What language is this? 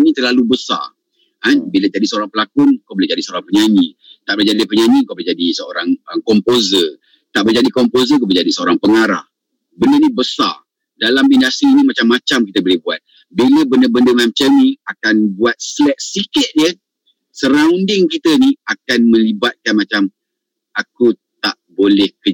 Malay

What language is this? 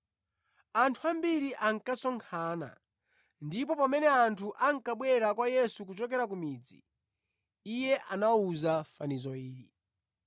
Nyanja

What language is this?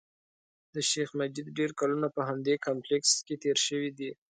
Pashto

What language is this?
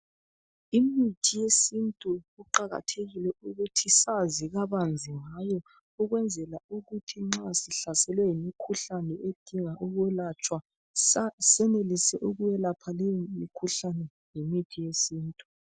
North Ndebele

